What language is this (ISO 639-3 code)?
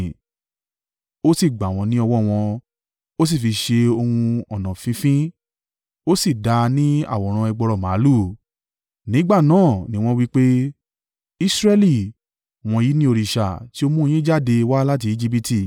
yor